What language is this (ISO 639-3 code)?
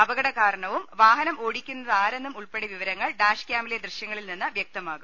mal